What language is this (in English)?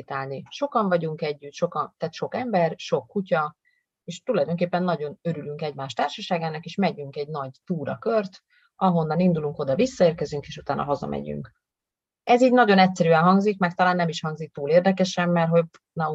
Hungarian